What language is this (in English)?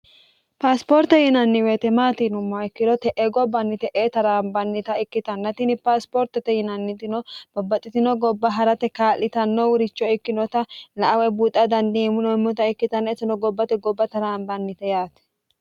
Sidamo